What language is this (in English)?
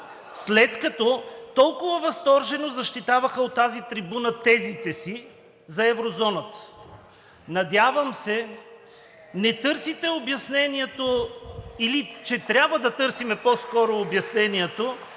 Bulgarian